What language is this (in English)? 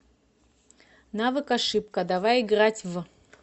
Russian